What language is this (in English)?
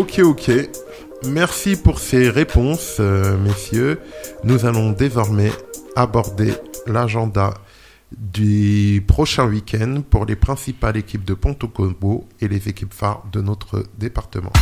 French